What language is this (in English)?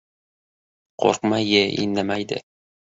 Uzbek